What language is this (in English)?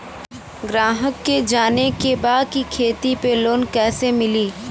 Bhojpuri